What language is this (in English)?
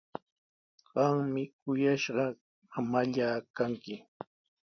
Sihuas Ancash Quechua